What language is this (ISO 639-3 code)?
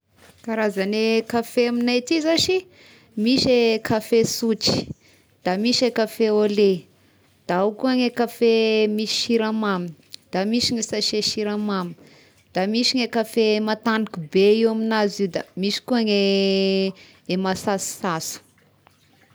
tkg